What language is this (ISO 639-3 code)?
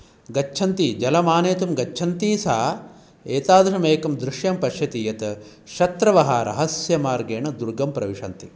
san